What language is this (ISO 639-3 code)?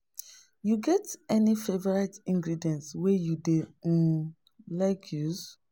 pcm